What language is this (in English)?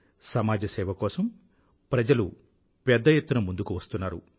Telugu